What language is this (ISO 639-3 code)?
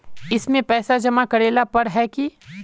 mag